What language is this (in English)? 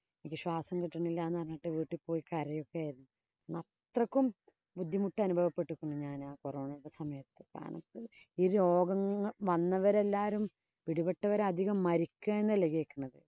Malayalam